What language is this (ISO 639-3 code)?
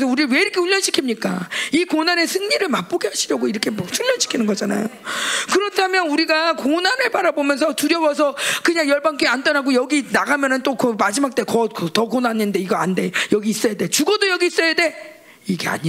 kor